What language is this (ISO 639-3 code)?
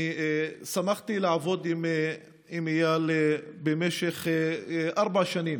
heb